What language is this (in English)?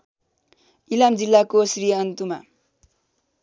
Nepali